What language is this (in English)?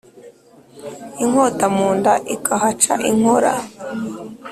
Kinyarwanda